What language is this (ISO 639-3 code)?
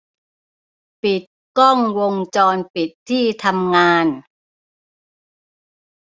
tha